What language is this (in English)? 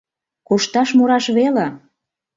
Mari